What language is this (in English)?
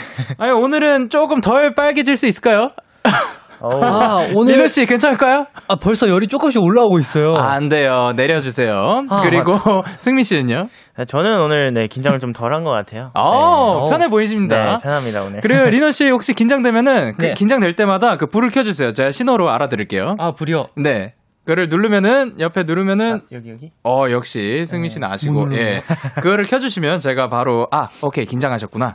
Korean